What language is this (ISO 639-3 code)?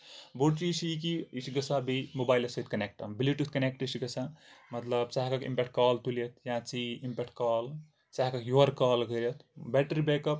kas